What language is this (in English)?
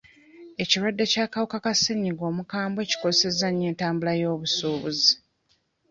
Ganda